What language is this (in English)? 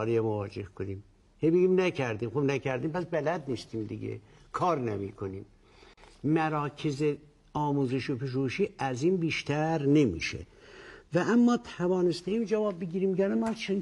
Persian